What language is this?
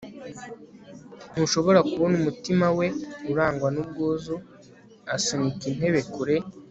Kinyarwanda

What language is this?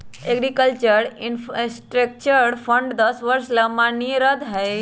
Magahi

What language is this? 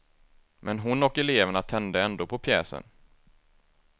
Swedish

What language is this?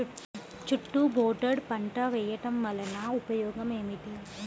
Telugu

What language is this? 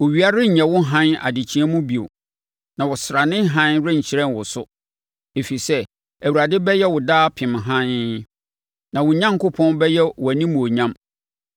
Akan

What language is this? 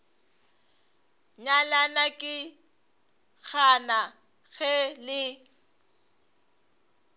Northern Sotho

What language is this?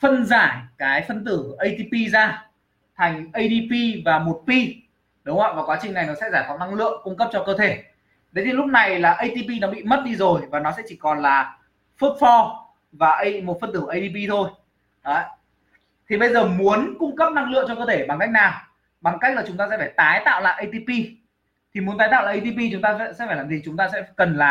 Vietnamese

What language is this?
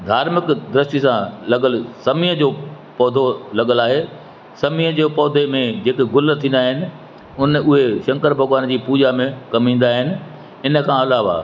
Sindhi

